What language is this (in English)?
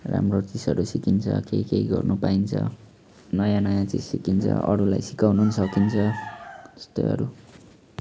Nepali